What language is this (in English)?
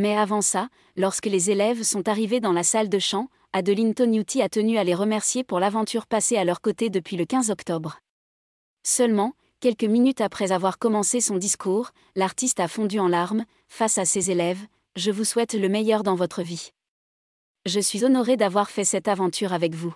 French